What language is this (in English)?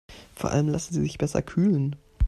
German